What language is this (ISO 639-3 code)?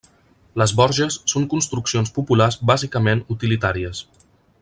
cat